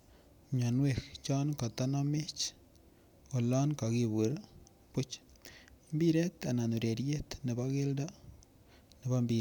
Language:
Kalenjin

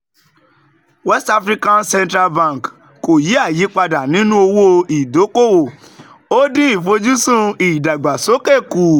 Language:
Yoruba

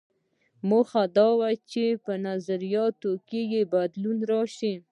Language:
Pashto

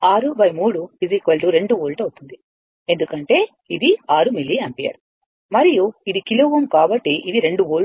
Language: Telugu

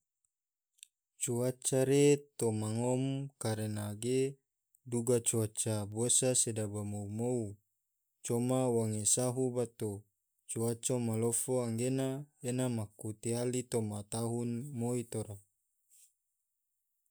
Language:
Tidore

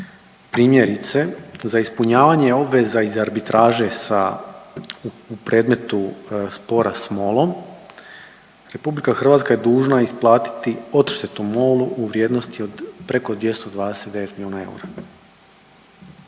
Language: Croatian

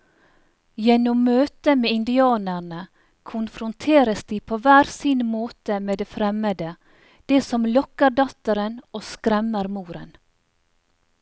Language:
Norwegian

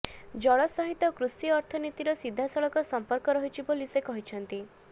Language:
Odia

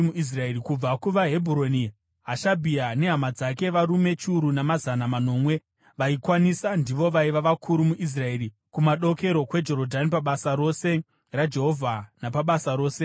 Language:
Shona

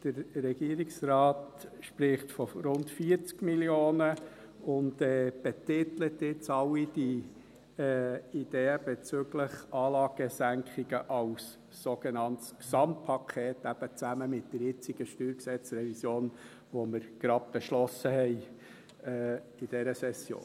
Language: Swiss German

